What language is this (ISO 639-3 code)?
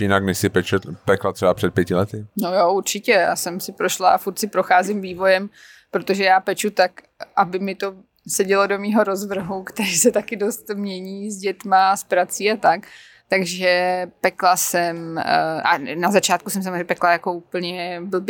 ces